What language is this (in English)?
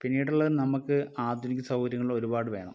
Malayalam